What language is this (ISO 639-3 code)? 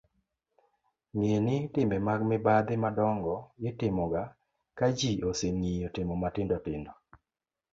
luo